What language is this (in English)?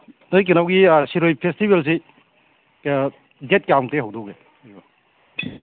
Manipuri